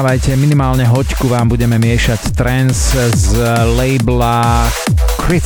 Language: Slovak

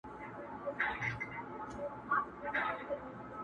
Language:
Pashto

